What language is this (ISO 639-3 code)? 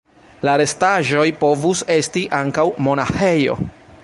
epo